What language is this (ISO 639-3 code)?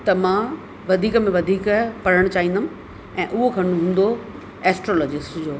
snd